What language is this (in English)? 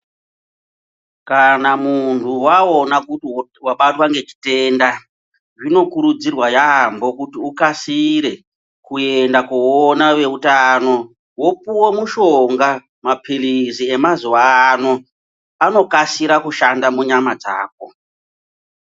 Ndau